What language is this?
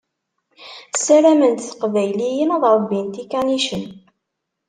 Kabyle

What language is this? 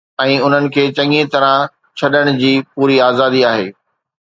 Sindhi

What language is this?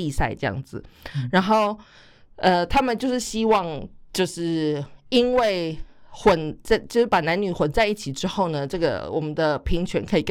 Chinese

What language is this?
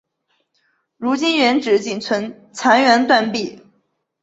Chinese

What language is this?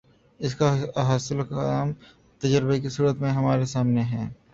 Urdu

